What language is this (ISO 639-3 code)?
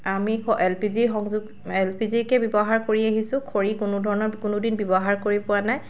asm